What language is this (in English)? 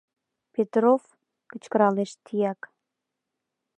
Mari